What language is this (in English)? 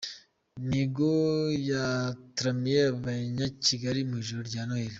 Kinyarwanda